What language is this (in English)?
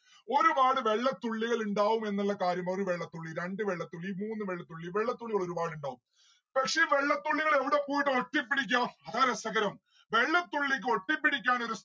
Malayalam